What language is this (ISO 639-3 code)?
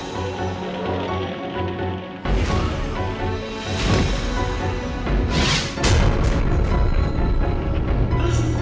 ind